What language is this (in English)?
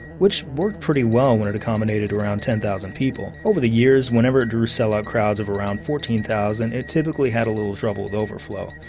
English